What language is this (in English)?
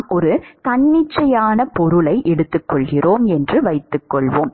Tamil